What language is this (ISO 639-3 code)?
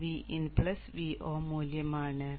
mal